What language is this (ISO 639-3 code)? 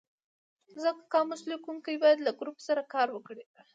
pus